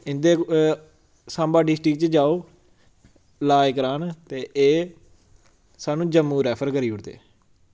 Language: Dogri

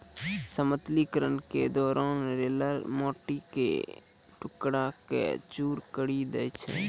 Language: Maithili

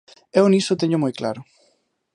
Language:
Galician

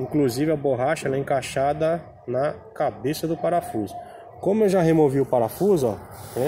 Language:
Portuguese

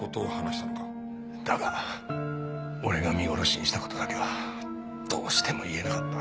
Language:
Japanese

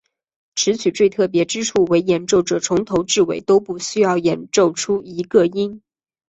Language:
Chinese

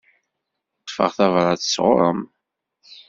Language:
Kabyle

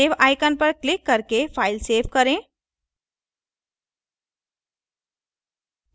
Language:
Hindi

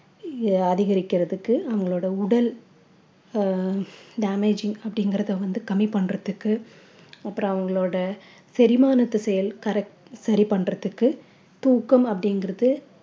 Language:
Tamil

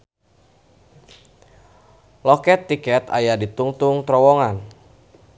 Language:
Sundanese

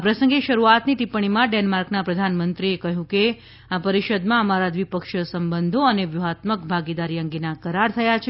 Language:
Gujarati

